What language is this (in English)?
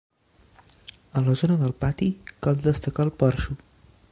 Catalan